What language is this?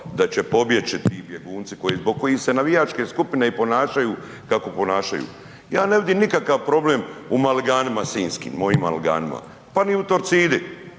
Croatian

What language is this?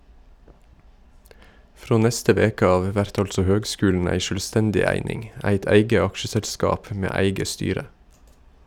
Norwegian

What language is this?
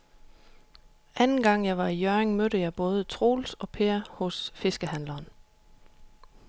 Danish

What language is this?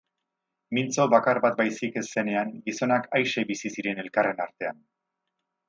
Basque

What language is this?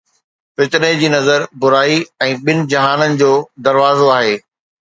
Sindhi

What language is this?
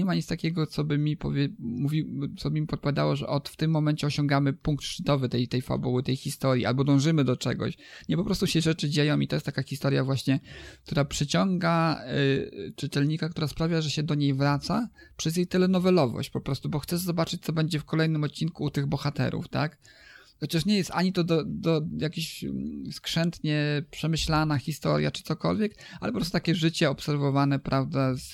Polish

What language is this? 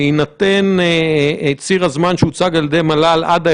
Hebrew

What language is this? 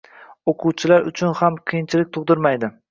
Uzbek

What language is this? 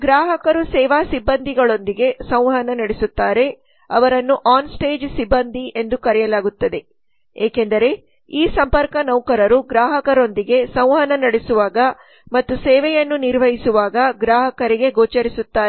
Kannada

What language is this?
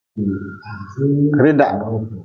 Nawdm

